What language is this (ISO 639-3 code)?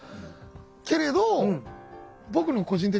jpn